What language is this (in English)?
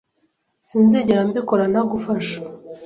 Kinyarwanda